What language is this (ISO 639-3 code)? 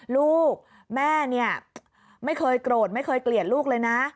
tha